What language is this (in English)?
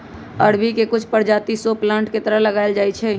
Magahi